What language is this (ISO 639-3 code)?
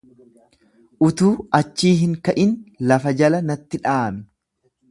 orm